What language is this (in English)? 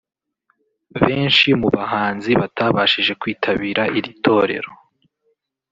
Kinyarwanda